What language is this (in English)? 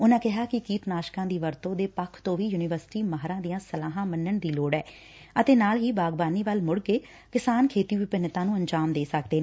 Punjabi